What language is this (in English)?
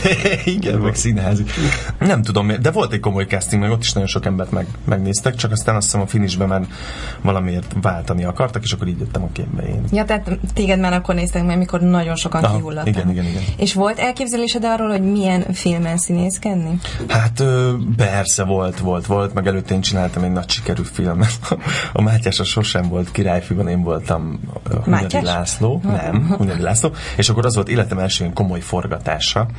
Hungarian